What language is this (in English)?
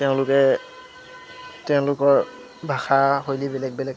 Assamese